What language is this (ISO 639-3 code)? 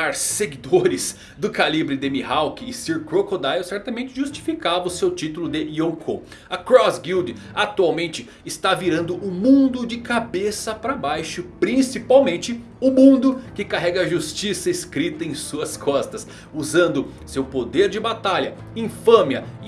por